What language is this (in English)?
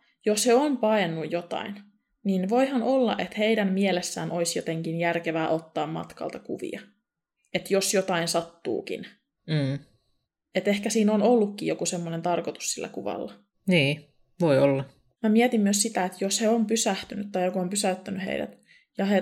Finnish